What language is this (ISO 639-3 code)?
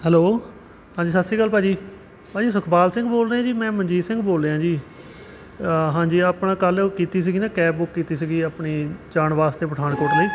pan